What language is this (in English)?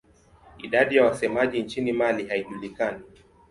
Swahili